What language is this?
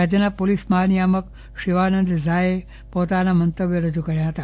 Gujarati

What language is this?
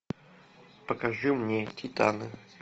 Russian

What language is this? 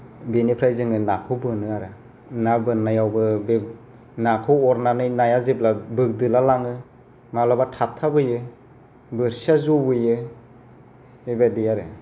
Bodo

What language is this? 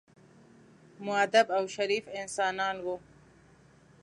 Pashto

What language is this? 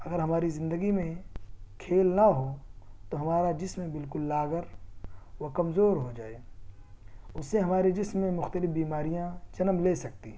Urdu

